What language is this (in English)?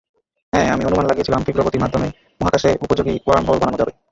Bangla